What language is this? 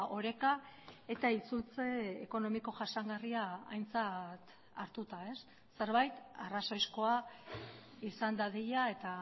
Basque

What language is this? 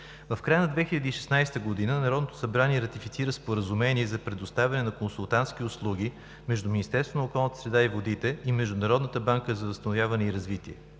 Bulgarian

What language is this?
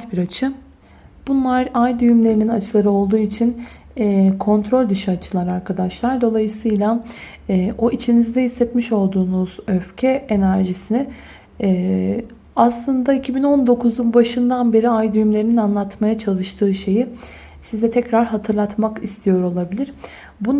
Turkish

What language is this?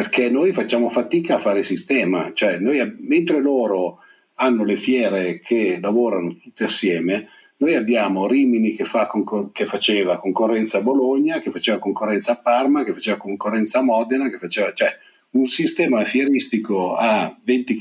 Italian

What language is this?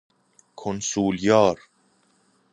Persian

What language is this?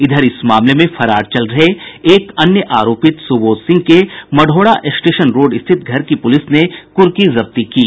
Hindi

